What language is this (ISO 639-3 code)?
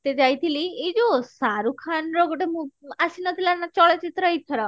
ori